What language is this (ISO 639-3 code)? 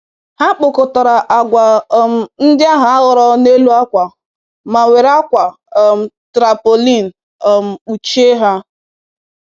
ibo